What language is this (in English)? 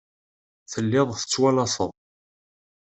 Kabyle